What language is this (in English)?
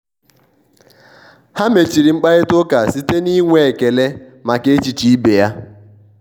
Igbo